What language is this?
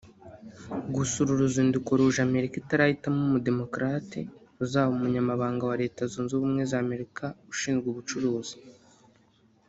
Kinyarwanda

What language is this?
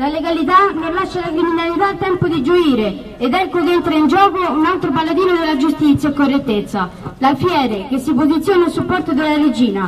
Italian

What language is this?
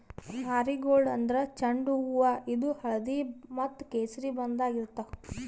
Kannada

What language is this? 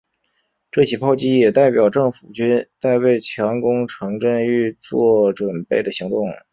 Chinese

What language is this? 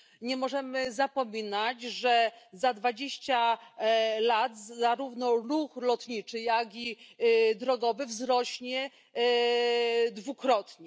Polish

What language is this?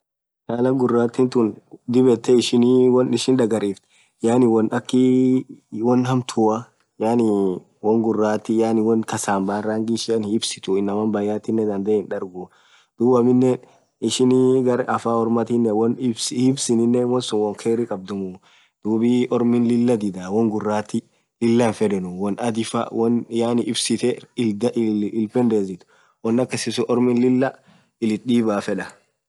Orma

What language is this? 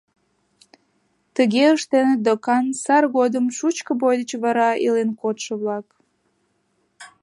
Mari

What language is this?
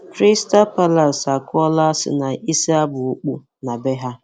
Igbo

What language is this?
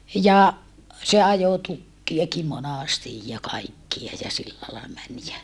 Finnish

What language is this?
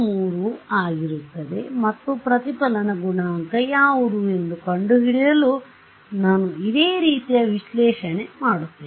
Kannada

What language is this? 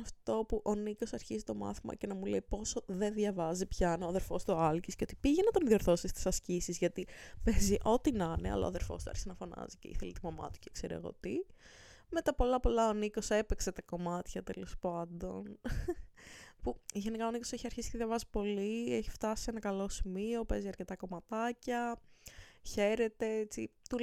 Greek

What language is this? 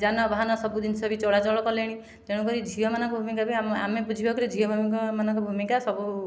Odia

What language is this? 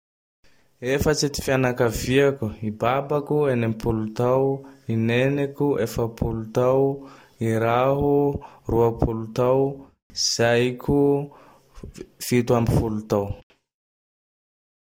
Tandroy-Mahafaly Malagasy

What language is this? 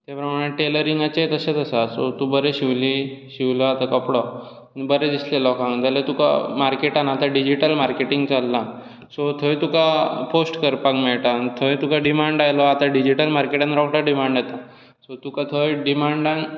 Konkani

